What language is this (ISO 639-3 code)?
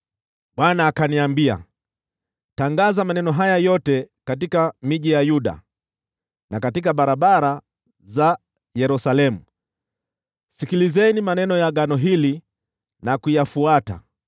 swa